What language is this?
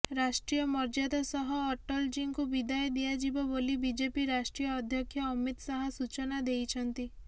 Odia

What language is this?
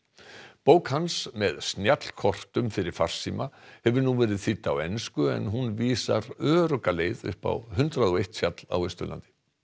Icelandic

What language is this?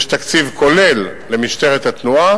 Hebrew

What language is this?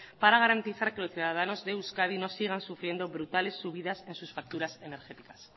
Spanish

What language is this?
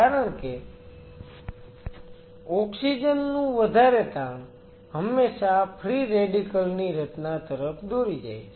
Gujarati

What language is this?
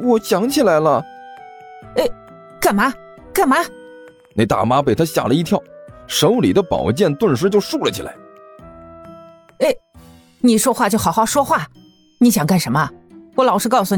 Chinese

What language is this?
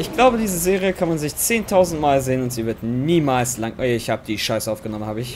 German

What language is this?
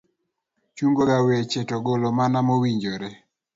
Luo (Kenya and Tanzania)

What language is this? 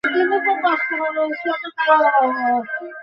Bangla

